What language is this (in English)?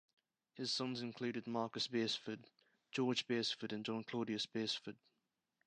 English